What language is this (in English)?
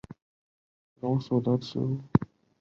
Chinese